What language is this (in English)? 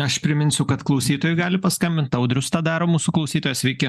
Lithuanian